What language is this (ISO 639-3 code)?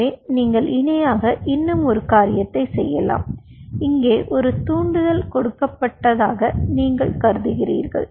tam